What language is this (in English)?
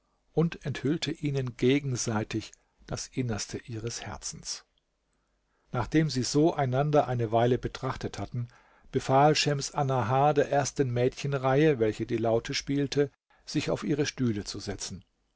German